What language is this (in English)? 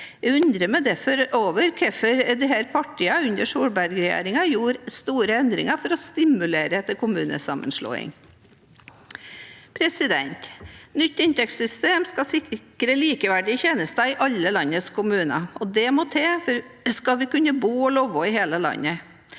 Norwegian